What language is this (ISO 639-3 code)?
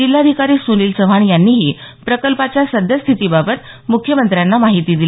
mar